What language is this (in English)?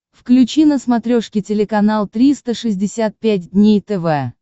Russian